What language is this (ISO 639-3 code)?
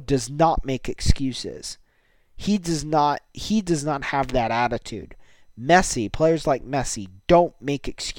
eng